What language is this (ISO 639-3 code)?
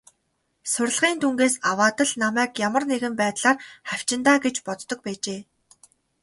mon